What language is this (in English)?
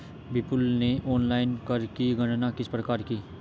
Hindi